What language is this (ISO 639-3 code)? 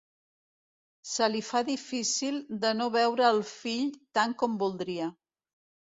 cat